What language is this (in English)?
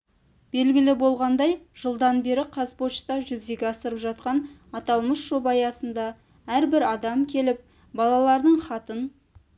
Kazakh